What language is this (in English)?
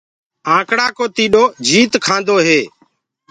Gurgula